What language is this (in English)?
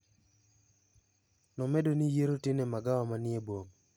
Luo (Kenya and Tanzania)